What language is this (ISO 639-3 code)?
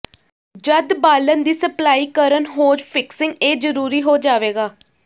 pan